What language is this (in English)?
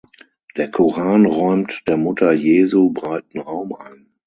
German